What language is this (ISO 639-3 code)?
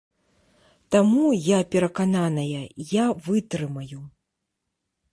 bel